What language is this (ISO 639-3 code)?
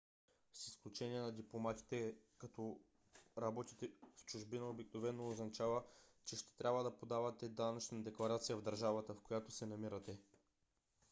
bul